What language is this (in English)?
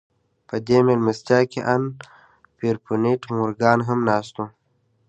Pashto